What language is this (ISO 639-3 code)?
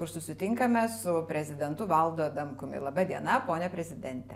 lit